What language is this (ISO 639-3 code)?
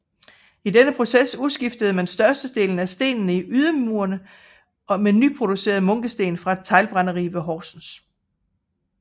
dan